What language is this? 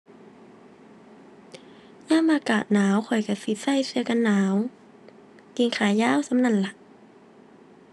Thai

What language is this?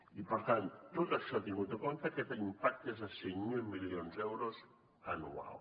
Catalan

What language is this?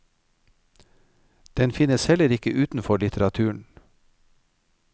Norwegian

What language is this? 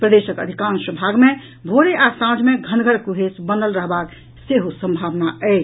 Maithili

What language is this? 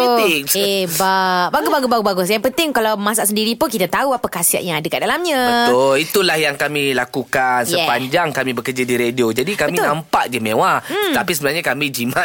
Malay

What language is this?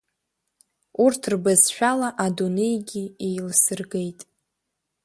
Abkhazian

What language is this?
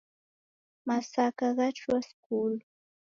Taita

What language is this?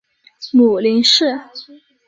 Chinese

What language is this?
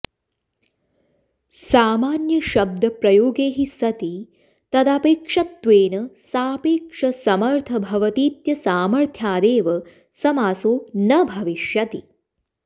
Sanskrit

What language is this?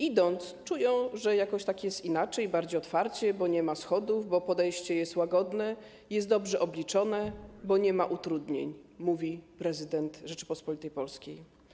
Polish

